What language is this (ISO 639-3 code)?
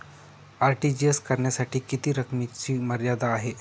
mar